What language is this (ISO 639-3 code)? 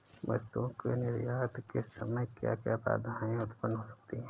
hin